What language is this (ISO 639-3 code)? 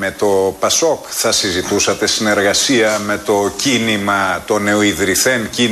ell